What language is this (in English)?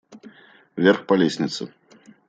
Russian